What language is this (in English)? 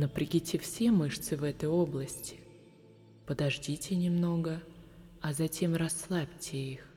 Russian